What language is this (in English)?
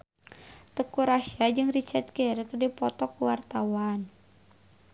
Sundanese